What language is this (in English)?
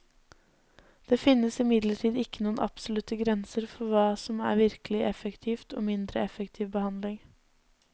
Norwegian